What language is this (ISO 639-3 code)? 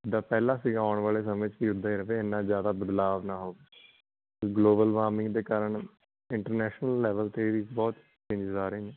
pan